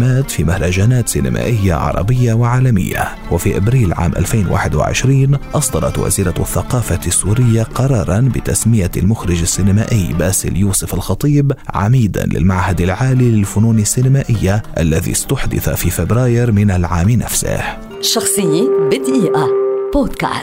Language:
Arabic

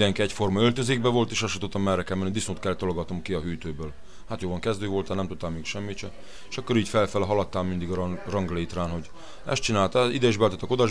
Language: Hungarian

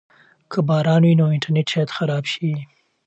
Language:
Pashto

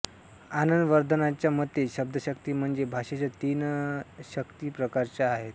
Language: Marathi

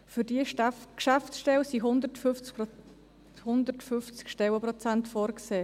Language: Swiss German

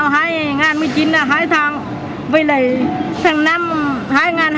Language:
Vietnamese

